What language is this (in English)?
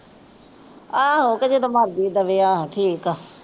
Punjabi